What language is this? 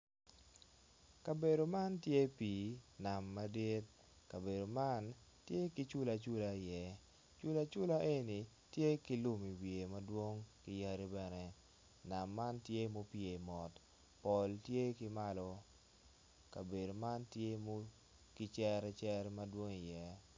Acoli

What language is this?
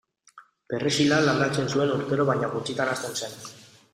Basque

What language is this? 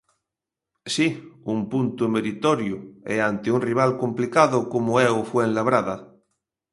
Galician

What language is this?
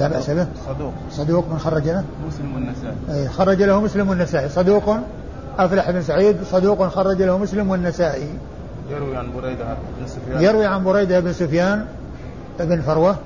Arabic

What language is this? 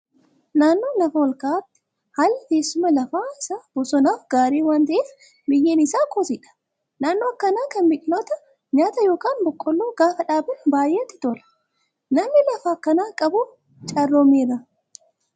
Oromo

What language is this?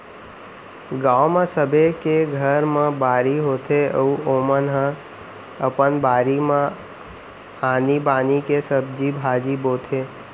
Chhattisgarhi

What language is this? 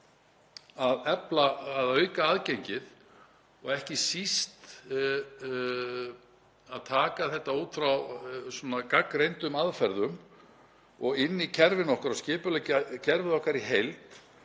Icelandic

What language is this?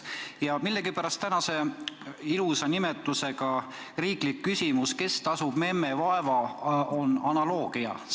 Estonian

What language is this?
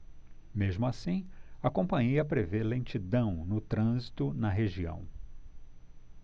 Portuguese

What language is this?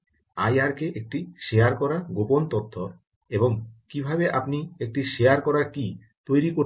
Bangla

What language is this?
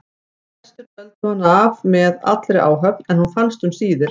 Icelandic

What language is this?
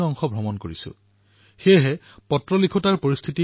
Assamese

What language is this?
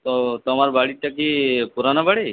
Bangla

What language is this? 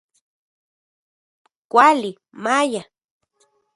Central Puebla Nahuatl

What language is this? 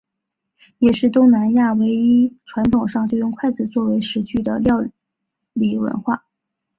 Chinese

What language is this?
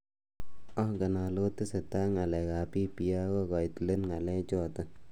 Kalenjin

